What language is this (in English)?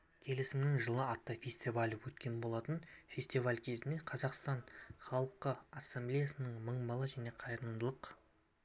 Kazakh